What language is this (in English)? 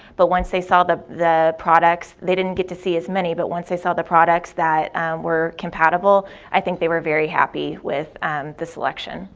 English